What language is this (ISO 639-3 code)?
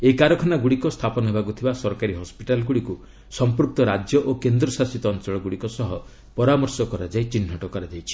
ori